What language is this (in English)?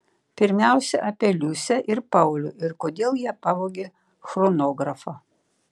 Lithuanian